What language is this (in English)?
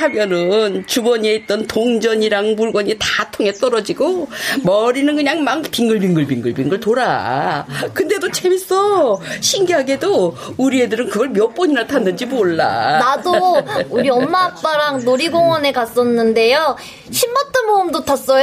Korean